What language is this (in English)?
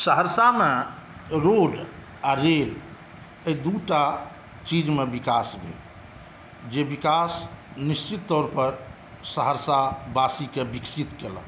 Maithili